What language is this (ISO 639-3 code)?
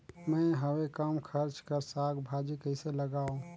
hne